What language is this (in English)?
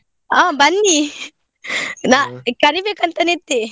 Kannada